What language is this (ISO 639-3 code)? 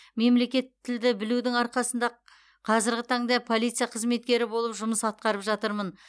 kaz